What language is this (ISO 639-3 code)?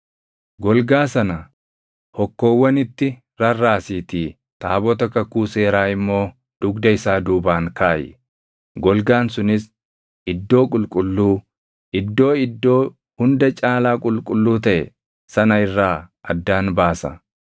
orm